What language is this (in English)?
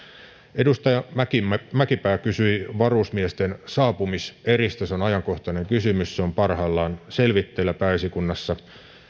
Finnish